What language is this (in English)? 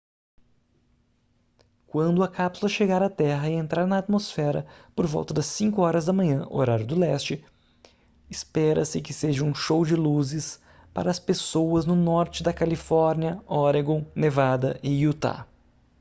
Portuguese